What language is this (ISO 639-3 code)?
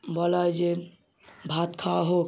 ben